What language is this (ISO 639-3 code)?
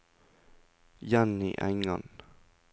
nor